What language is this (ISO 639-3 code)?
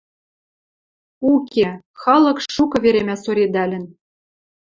mrj